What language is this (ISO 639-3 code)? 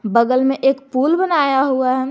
hin